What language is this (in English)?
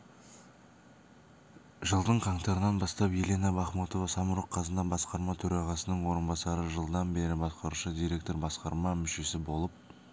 Kazakh